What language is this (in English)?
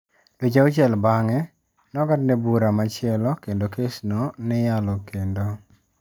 Luo (Kenya and Tanzania)